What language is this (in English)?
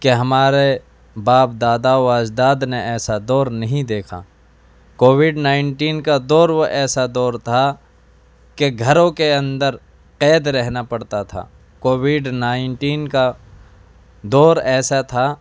Urdu